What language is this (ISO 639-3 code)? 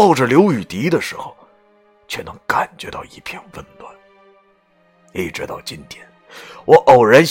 zho